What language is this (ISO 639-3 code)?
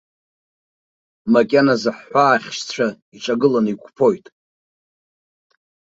abk